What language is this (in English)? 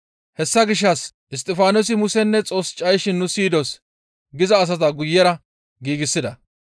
Gamo